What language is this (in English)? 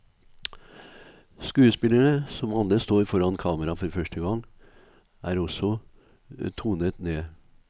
Norwegian